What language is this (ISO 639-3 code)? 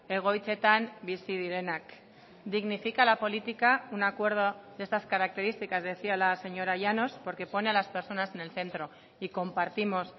spa